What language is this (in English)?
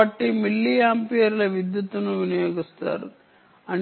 Telugu